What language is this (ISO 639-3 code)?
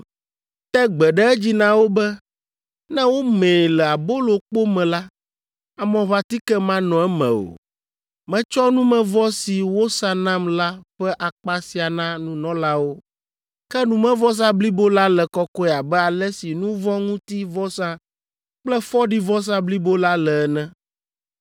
ewe